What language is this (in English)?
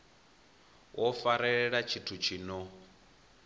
Venda